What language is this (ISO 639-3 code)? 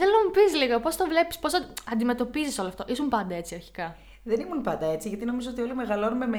ell